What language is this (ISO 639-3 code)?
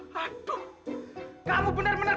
ind